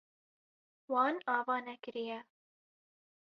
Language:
Kurdish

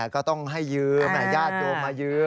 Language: Thai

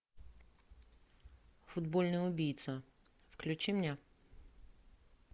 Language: Russian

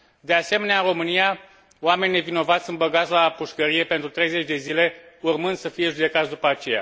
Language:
Romanian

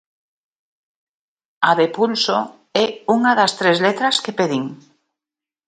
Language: Galician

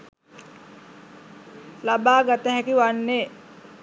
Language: Sinhala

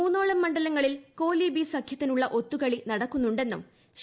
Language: Malayalam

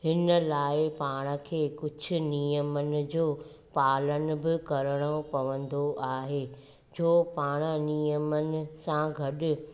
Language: Sindhi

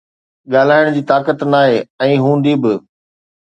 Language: Sindhi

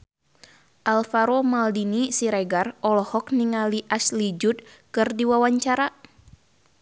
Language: Sundanese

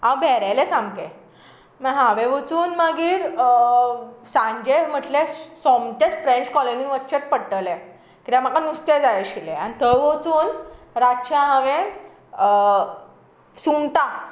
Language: Konkani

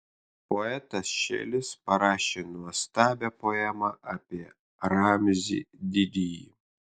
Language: Lithuanian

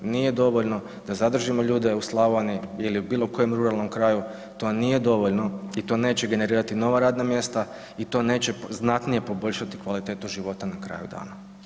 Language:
Croatian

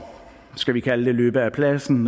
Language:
Danish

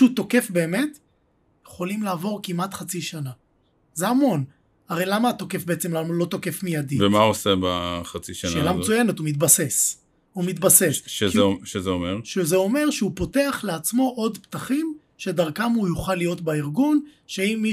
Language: Hebrew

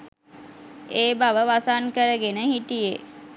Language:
Sinhala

